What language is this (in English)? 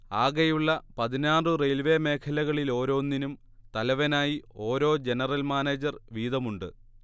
Malayalam